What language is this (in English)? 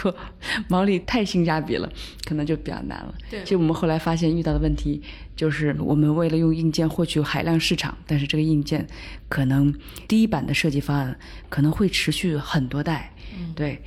Chinese